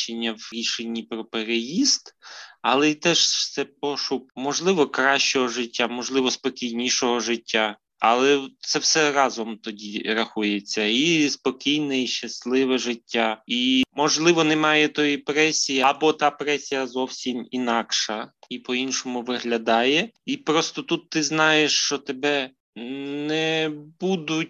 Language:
Ukrainian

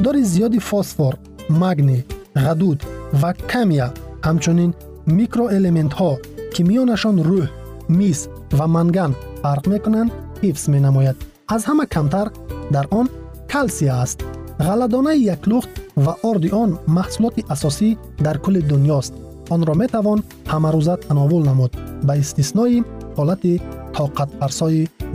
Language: Persian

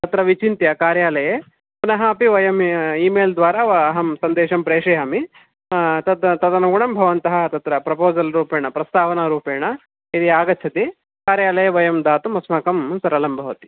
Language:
Sanskrit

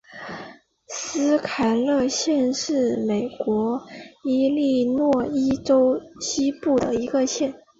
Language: Chinese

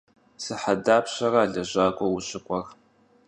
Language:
Kabardian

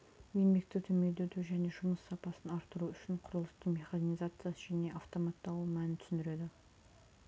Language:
Kazakh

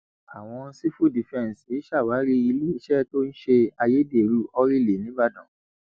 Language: Yoruba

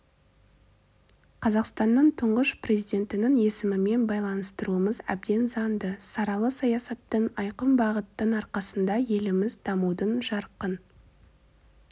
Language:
Kazakh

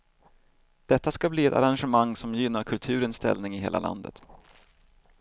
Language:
Swedish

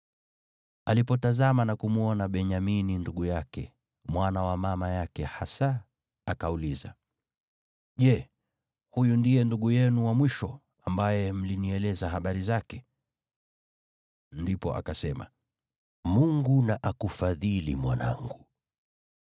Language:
Swahili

